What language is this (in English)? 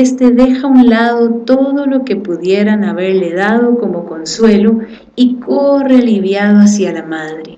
Spanish